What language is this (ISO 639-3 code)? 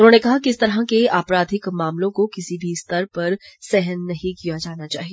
hin